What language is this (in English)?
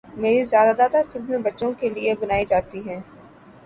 Urdu